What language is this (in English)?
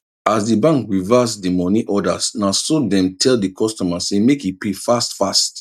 Nigerian Pidgin